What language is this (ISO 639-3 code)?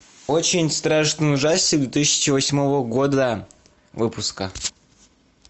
rus